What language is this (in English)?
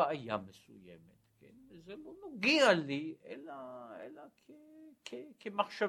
Hebrew